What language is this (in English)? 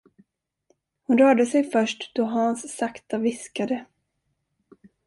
Swedish